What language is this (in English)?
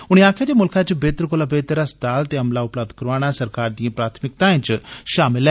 Dogri